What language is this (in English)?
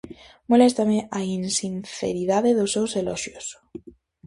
Galician